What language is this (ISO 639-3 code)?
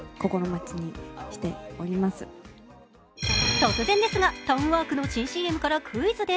jpn